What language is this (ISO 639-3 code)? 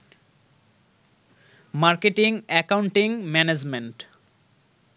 ben